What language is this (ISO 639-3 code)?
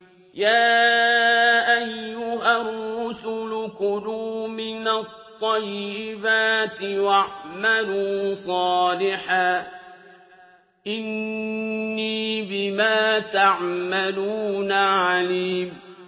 ara